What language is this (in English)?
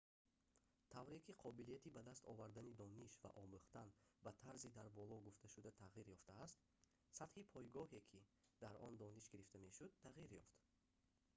Tajik